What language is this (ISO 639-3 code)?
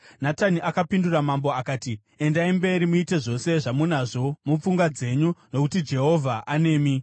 sna